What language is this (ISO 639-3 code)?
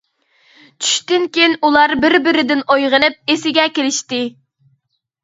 uig